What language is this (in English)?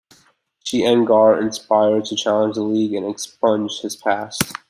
English